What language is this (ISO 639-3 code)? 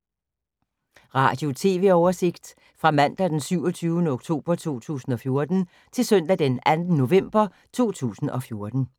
dan